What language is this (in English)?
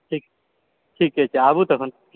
Maithili